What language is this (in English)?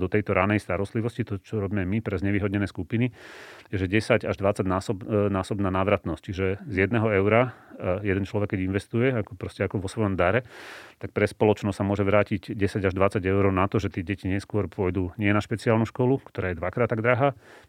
Slovak